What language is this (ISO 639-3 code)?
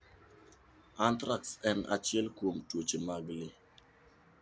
luo